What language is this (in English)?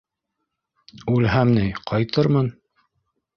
Bashkir